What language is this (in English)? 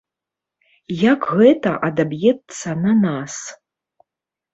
Belarusian